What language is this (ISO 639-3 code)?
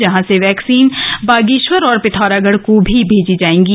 hin